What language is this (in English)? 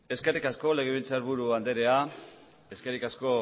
Basque